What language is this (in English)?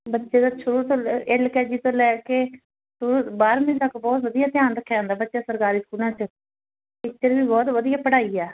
Punjabi